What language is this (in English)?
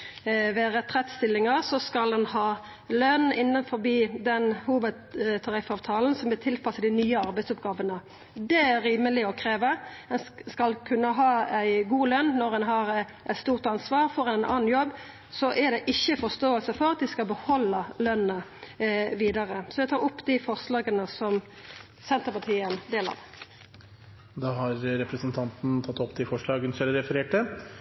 Norwegian